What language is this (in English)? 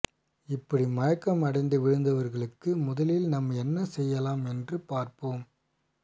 Tamil